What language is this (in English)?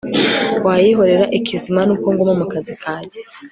Kinyarwanda